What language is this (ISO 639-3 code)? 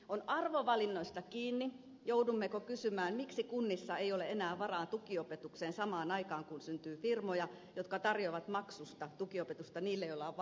fin